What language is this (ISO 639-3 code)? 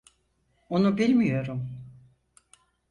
tur